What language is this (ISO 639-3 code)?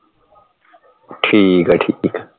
pan